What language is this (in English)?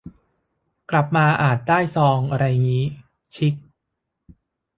Thai